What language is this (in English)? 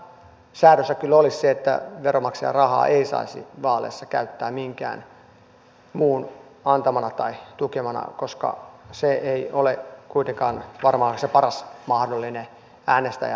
Finnish